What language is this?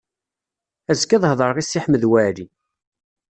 Kabyle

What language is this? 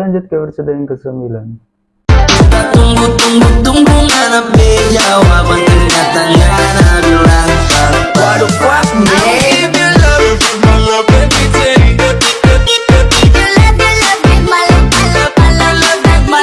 Indonesian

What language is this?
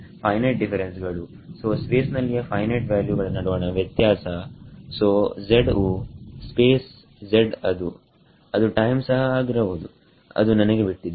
Kannada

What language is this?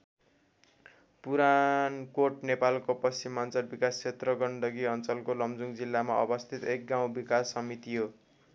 Nepali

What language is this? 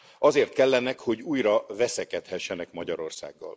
Hungarian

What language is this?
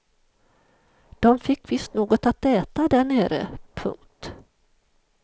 Swedish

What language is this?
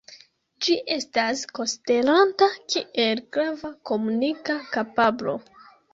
Esperanto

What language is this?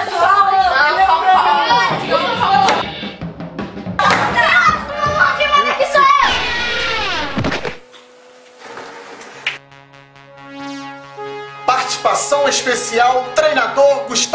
Portuguese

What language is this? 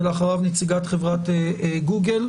Hebrew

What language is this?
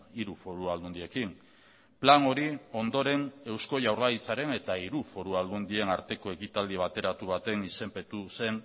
Basque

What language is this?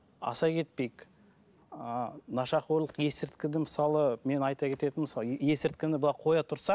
Kazakh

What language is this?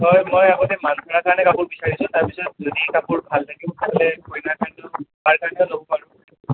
Assamese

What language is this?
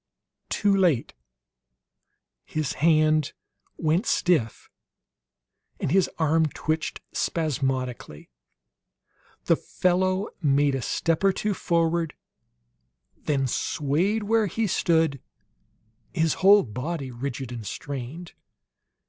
English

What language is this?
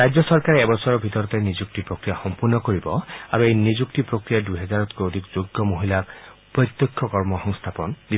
Assamese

